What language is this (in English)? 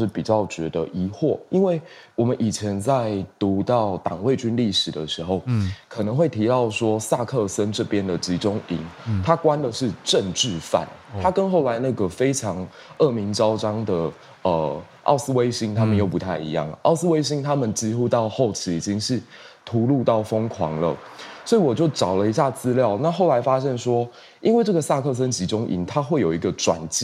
Chinese